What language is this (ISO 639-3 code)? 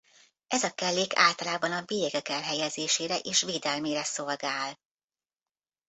hun